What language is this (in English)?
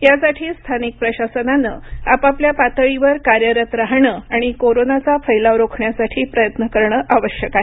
Marathi